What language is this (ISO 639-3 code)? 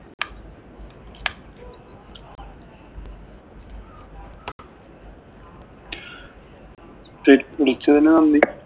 mal